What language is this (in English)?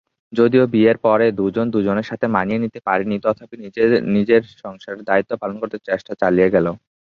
Bangla